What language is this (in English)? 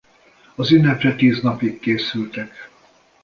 Hungarian